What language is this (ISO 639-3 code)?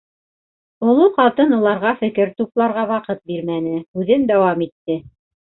bak